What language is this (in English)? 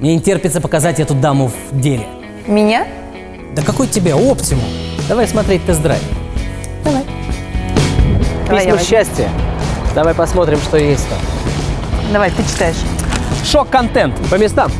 Russian